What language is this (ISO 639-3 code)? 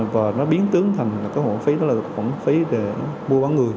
vie